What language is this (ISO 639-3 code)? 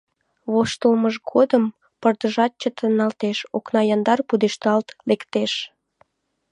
chm